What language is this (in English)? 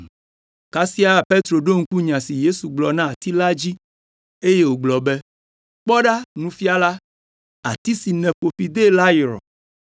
Ewe